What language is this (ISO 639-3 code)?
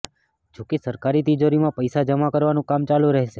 guj